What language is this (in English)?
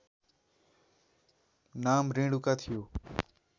Nepali